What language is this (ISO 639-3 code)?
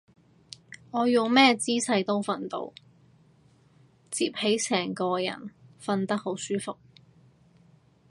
yue